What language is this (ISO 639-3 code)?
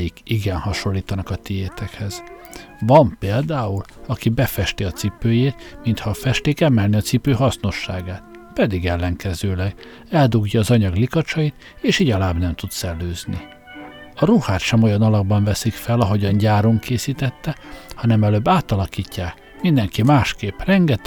hun